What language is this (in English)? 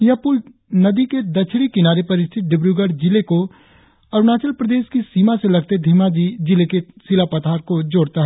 Hindi